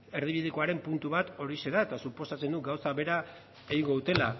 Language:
Basque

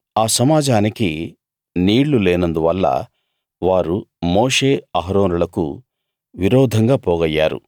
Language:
Telugu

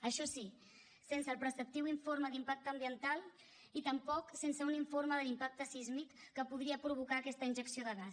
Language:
Catalan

